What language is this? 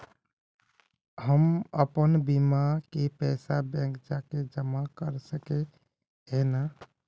Magahi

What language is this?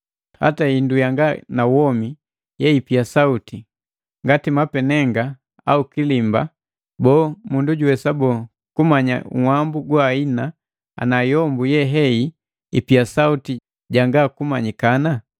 Matengo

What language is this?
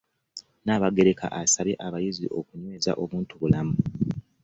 Ganda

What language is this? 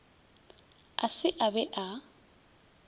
Northern Sotho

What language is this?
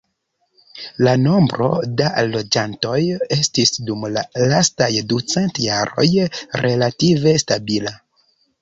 Esperanto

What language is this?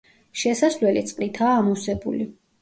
Georgian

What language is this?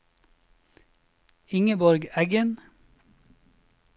Norwegian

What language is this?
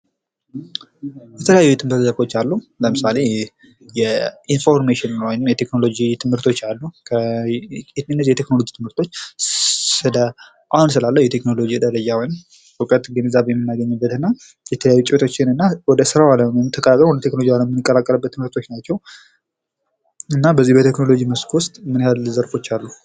Amharic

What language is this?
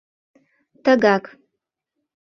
Mari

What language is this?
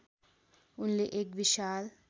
Nepali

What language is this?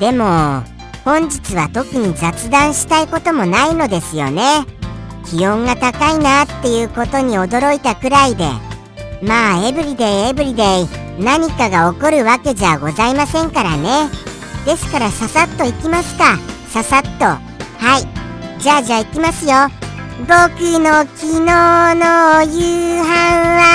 Japanese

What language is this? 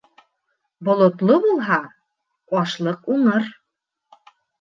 Bashkir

